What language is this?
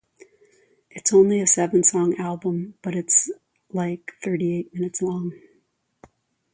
English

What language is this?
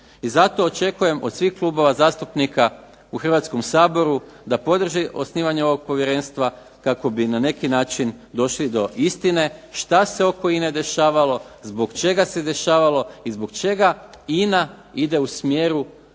Croatian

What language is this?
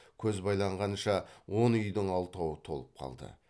Kazakh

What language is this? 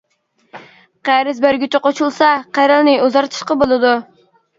Uyghur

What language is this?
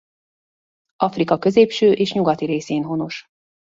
Hungarian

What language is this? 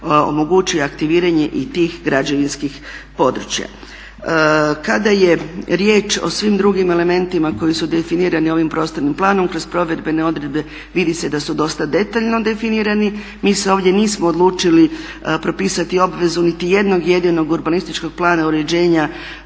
Croatian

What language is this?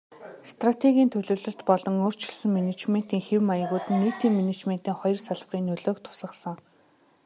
Mongolian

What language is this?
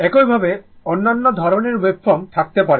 Bangla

